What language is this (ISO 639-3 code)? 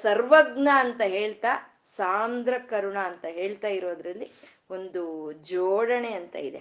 kan